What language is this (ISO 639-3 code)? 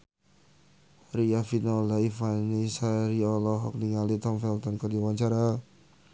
sun